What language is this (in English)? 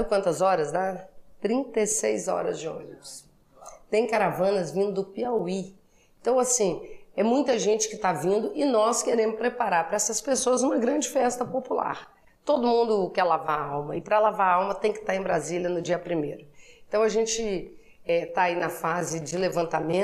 Portuguese